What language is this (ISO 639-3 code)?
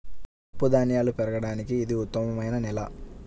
tel